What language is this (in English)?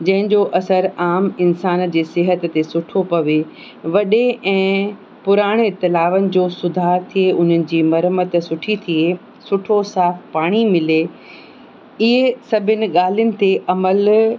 Sindhi